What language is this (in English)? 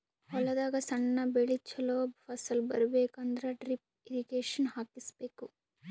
Kannada